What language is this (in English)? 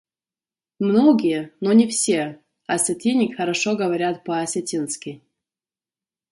Russian